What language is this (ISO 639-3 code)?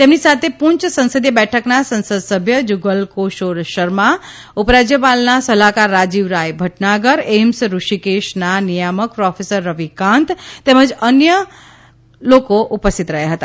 guj